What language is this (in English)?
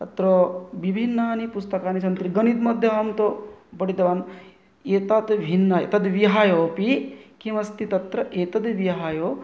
Sanskrit